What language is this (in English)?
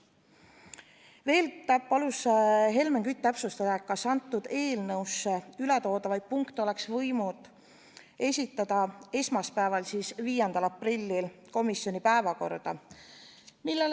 Estonian